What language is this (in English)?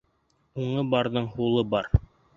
Bashkir